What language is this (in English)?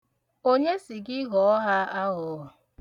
Igbo